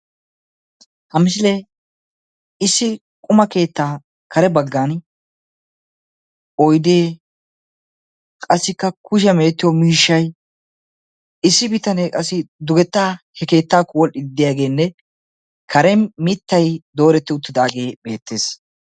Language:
Wolaytta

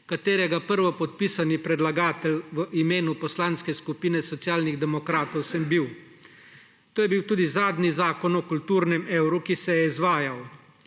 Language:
Slovenian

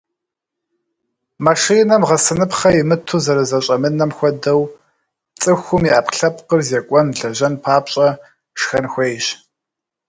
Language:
Kabardian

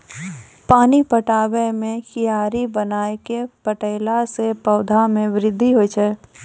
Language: Maithili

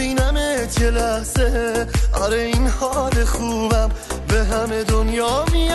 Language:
Persian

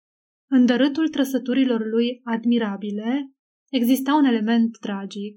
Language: Romanian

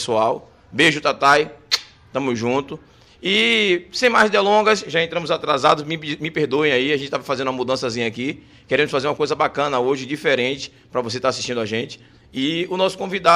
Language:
Portuguese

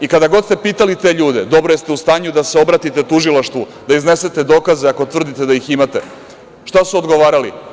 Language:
Serbian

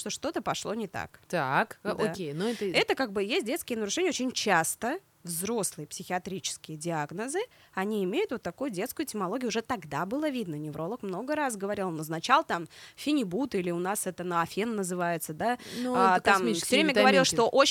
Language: Russian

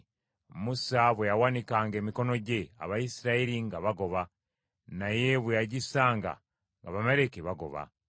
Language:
Ganda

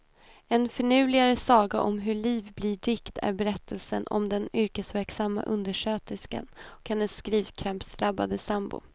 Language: Swedish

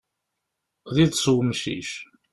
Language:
Kabyle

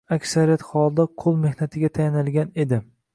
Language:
Uzbek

